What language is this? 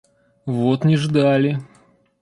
Russian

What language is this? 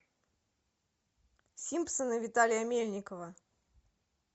Russian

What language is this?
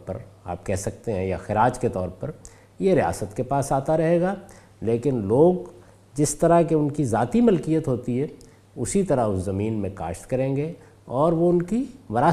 Urdu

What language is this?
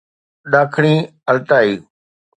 Sindhi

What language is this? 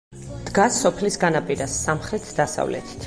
Georgian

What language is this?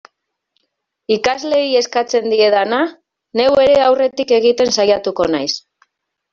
Basque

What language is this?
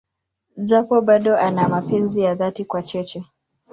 Swahili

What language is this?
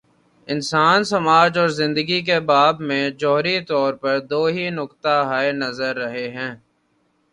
Urdu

